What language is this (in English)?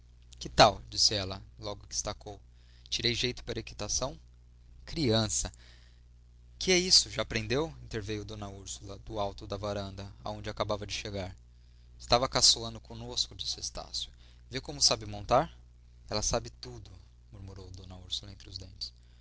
Portuguese